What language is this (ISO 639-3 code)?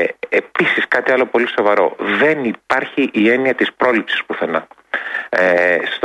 ell